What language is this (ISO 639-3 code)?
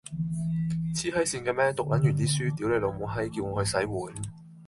yue